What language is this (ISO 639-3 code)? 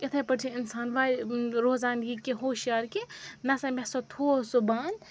kas